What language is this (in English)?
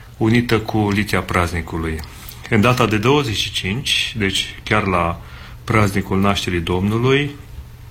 Romanian